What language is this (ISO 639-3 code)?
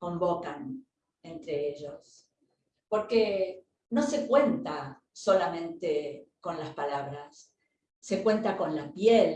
spa